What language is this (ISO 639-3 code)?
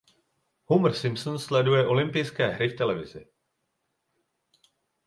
ces